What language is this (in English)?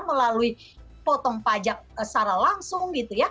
Indonesian